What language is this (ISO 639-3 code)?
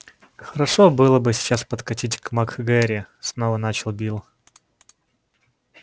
rus